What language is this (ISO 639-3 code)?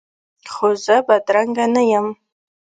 pus